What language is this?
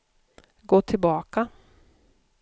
Swedish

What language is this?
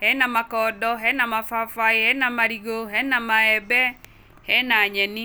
Kikuyu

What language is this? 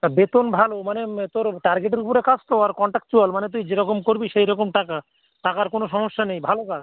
Bangla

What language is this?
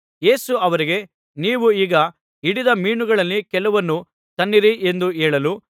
Kannada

